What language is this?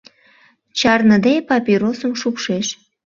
Mari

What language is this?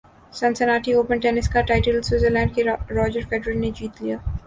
Urdu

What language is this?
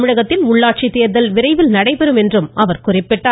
Tamil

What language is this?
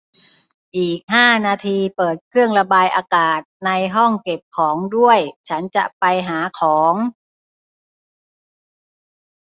Thai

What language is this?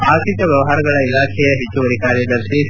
Kannada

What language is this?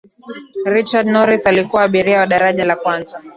Swahili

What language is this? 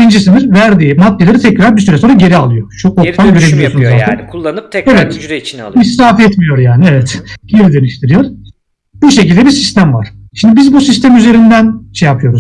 Turkish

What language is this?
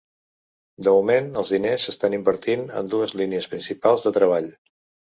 Catalan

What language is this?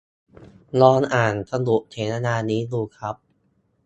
Thai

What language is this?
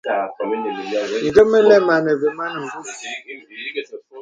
Bebele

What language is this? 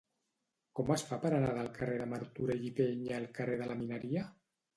Catalan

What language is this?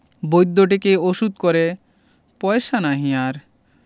Bangla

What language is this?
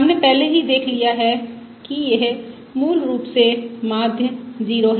Hindi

